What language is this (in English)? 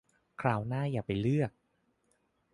Thai